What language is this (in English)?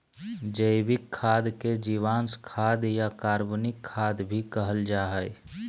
Magahi